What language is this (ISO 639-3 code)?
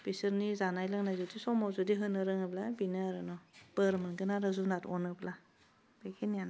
brx